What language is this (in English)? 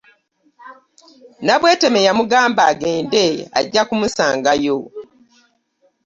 Ganda